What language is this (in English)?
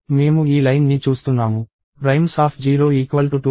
Telugu